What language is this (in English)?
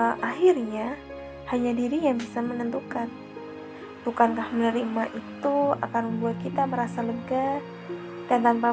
Indonesian